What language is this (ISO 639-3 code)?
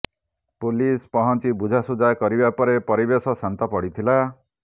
ori